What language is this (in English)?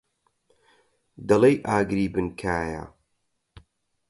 Central Kurdish